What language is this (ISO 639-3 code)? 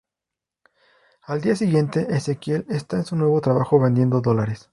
spa